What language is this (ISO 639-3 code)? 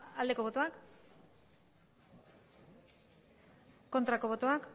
eus